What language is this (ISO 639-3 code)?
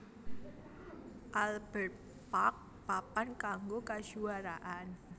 jav